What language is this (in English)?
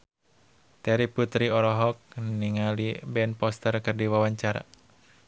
Sundanese